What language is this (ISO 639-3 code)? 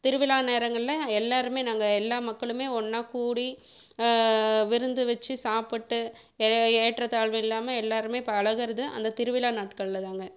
tam